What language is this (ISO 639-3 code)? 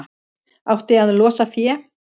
isl